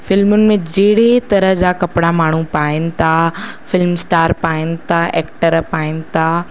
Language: Sindhi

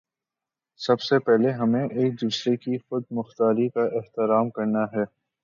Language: Urdu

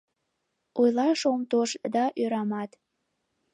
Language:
Mari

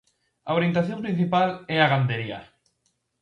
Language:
Galician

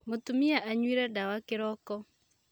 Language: Kikuyu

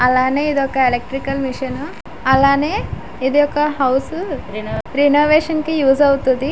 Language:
Telugu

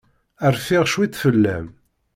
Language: Kabyle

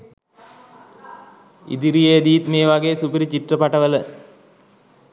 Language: Sinhala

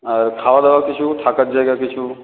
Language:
Bangla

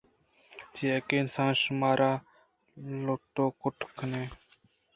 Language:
Eastern Balochi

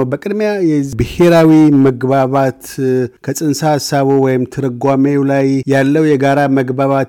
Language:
Amharic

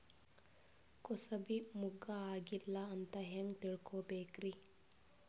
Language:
Kannada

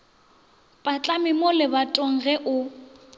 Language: Northern Sotho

